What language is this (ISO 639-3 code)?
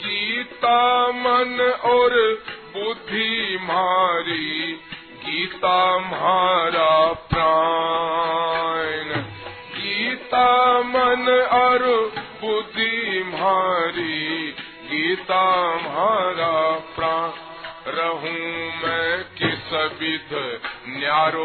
hin